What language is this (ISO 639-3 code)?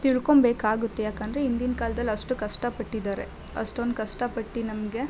kan